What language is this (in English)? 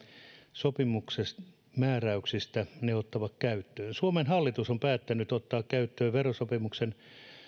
Finnish